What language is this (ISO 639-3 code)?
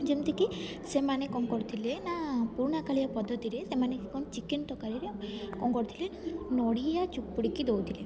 ori